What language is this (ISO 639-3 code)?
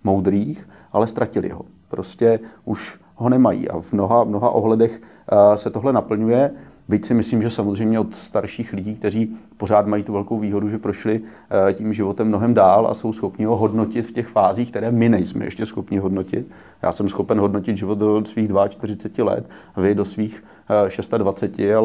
ces